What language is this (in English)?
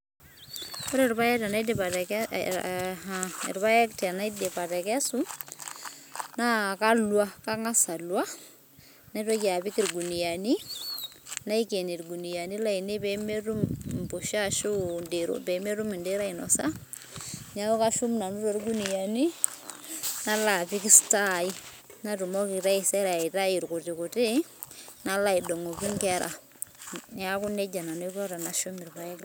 Masai